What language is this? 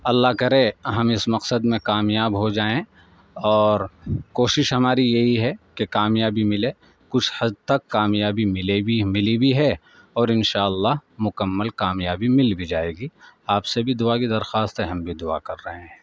Urdu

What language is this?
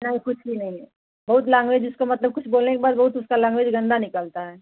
Hindi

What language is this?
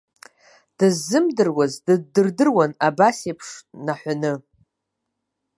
Abkhazian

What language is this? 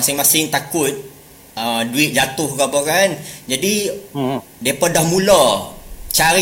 Malay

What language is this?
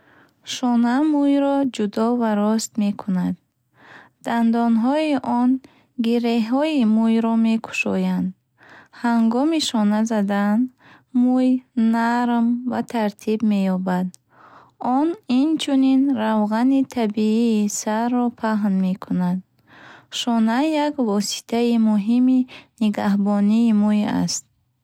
Bukharic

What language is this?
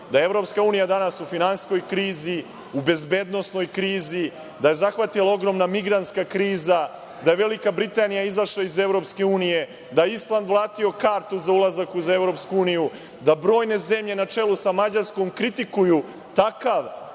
Serbian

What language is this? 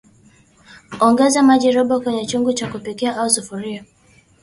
Swahili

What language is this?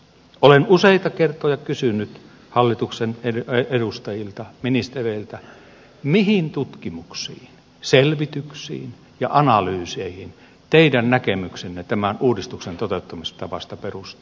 Finnish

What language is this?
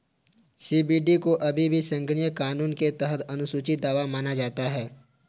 Hindi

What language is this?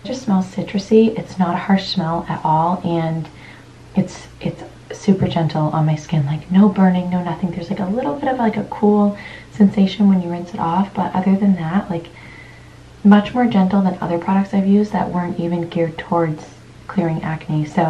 English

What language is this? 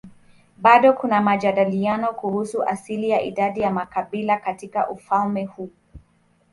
Swahili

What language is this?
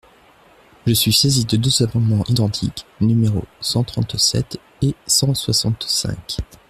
French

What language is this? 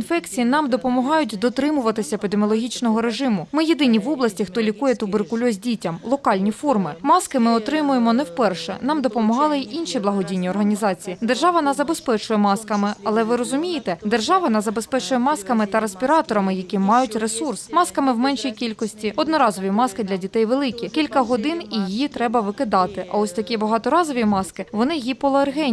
Ukrainian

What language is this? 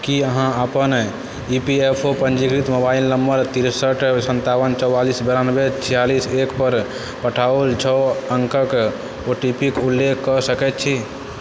Maithili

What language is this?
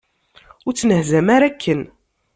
Kabyle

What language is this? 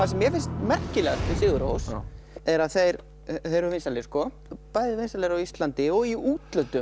Icelandic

